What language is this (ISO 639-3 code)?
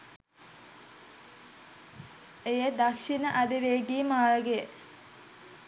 sin